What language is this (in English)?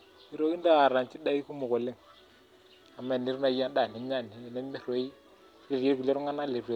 Masai